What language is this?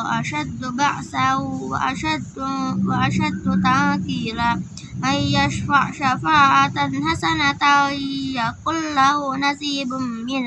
Indonesian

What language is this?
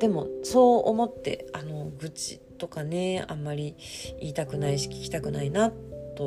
Japanese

